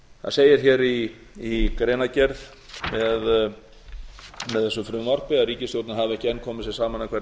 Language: Icelandic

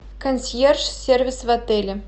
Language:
Russian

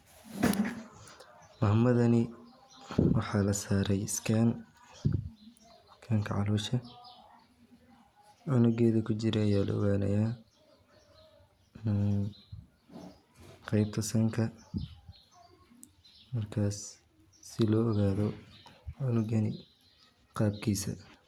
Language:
Somali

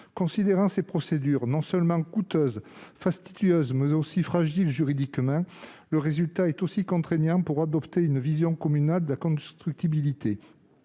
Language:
French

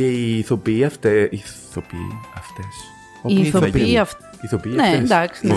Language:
Greek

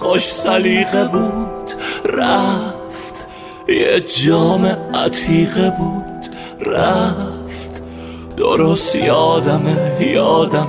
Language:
Persian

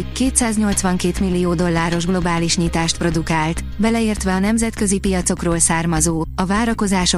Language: Hungarian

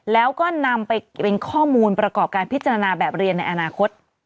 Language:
Thai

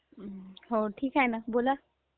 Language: Marathi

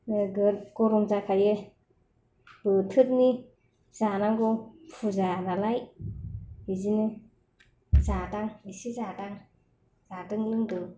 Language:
Bodo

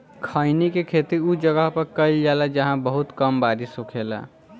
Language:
Bhojpuri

